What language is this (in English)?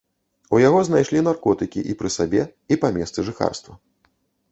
Belarusian